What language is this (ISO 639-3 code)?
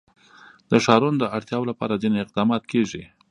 pus